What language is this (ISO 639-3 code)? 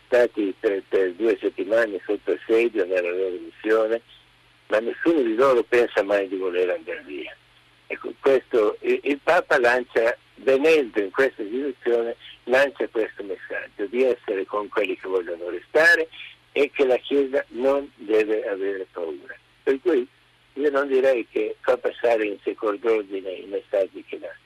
ita